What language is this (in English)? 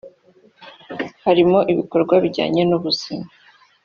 Kinyarwanda